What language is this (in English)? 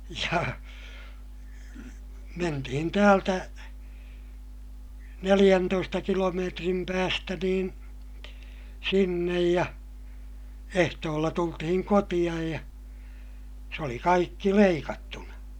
Finnish